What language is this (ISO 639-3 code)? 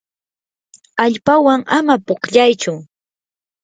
qur